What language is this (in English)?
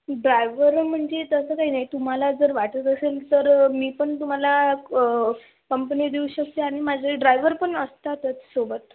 Marathi